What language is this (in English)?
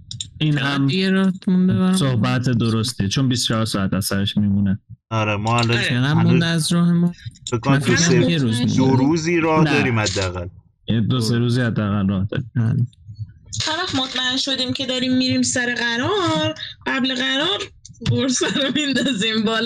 Persian